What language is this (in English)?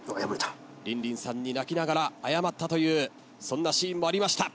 Japanese